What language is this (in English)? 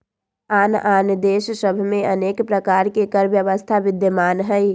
Magahi